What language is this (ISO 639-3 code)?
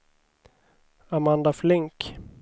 swe